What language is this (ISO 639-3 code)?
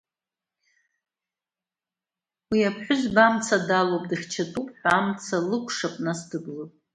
abk